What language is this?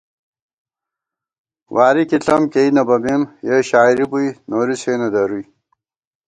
Gawar-Bati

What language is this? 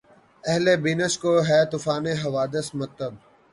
Urdu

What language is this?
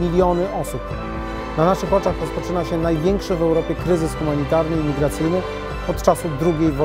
Polish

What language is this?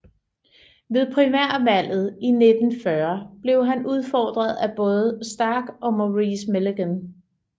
Danish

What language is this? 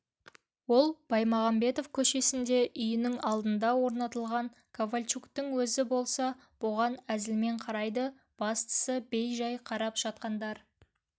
Kazakh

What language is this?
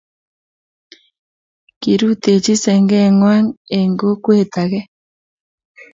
Kalenjin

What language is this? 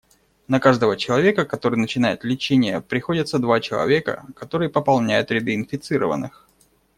Russian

